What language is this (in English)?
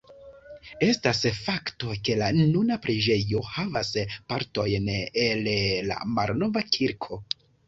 Esperanto